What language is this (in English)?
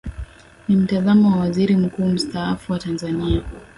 Swahili